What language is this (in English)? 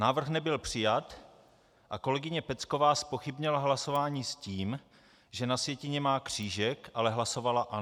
Czech